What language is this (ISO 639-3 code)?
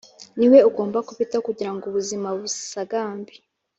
kin